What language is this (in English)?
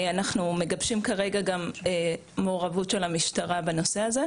Hebrew